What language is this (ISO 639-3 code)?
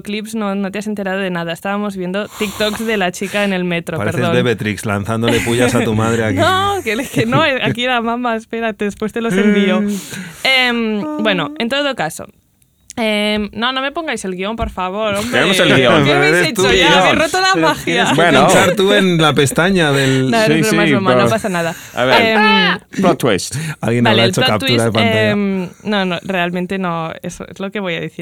spa